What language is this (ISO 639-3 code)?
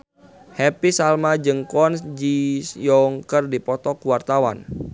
sun